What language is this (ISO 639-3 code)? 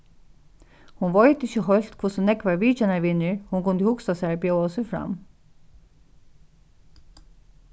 fao